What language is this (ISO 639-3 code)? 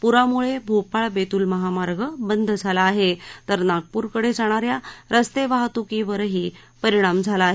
mar